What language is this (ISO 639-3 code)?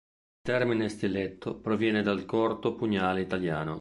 ita